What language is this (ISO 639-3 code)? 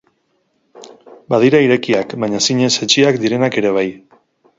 eus